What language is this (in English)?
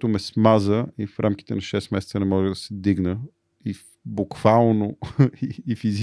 Bulgarian